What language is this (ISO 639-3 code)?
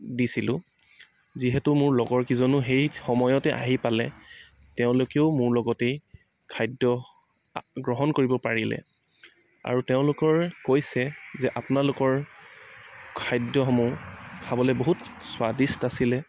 asm